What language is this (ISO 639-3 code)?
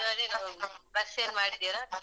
kan